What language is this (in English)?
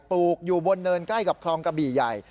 Thai